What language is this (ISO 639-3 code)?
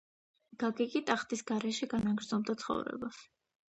kat